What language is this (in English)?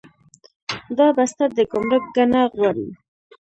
Pashto